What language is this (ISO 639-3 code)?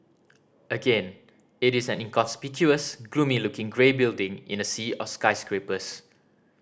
eng